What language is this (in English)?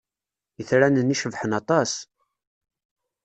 Kabyle